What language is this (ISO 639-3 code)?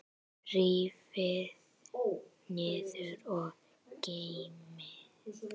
isl